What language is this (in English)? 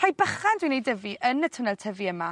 Welsh